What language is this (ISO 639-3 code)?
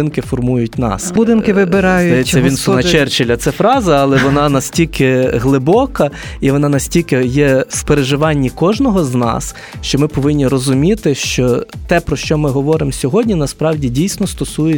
ukr